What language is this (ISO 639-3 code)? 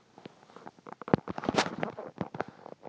kaz